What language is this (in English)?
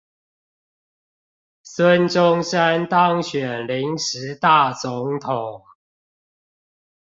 Chinese